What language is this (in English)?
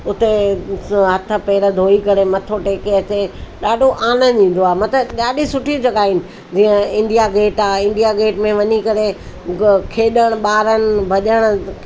Sindhi